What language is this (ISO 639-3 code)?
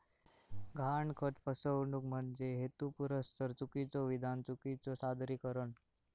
mar